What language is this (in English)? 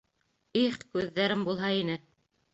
Bashkir